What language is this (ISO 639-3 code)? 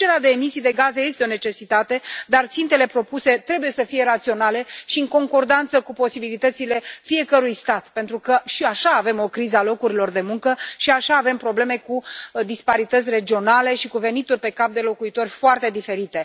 ron